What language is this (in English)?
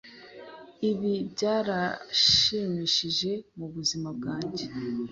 Kinyarwanda